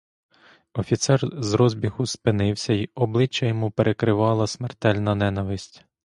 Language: Ukrainian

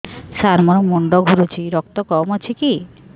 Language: Odia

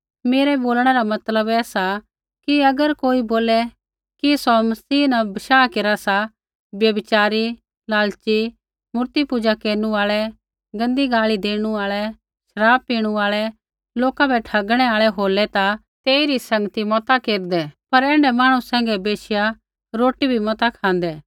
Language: Kullu Pahari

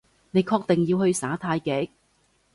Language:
Cantonese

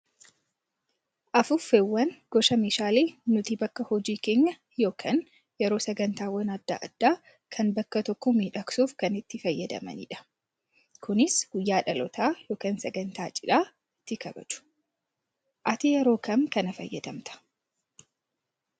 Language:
Oromo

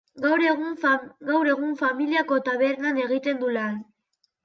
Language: Basque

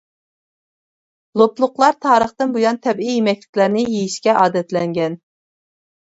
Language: Uyghur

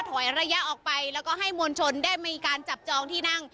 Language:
Thai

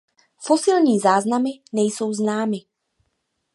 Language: Czech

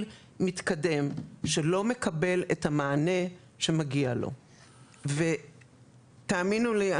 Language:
Hebrew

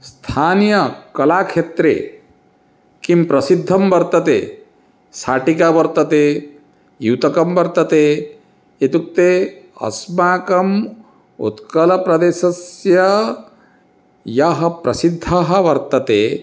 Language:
Sanskrit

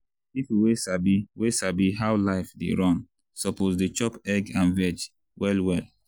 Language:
Nigerian Pidgin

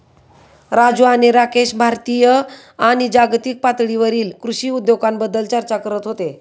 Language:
Marathi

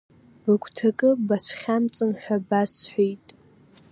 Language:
Abkhazian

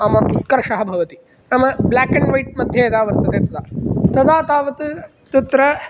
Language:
Sanskrit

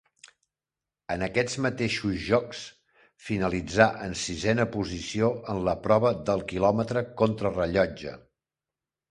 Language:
Catalan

